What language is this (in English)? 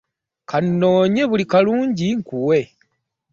Ganda